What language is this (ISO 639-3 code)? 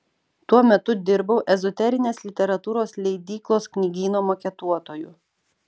lit